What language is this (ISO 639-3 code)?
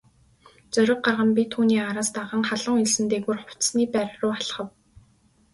mon